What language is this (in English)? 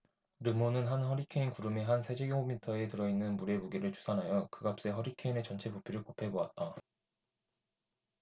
Korean